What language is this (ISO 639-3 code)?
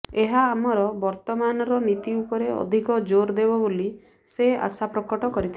ori